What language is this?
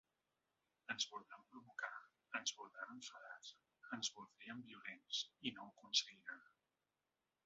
Catalan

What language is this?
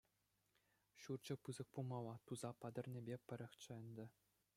Chuvash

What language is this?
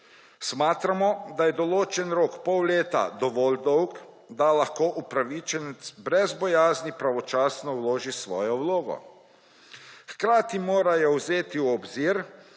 Slovenian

